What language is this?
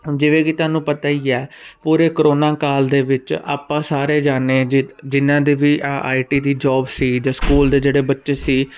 Punjabi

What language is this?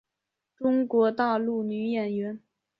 Chinese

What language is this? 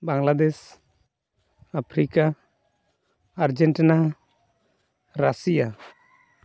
Santali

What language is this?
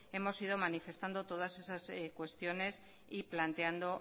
Spanish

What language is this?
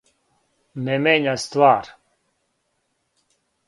Serbian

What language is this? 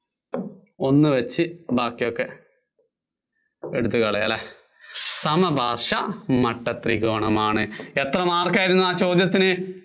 Malayalam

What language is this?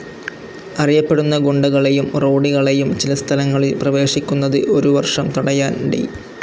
Malayalam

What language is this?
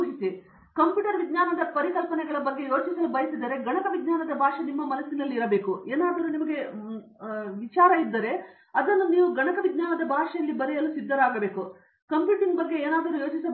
Kannada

